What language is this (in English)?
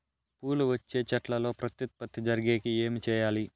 Telugu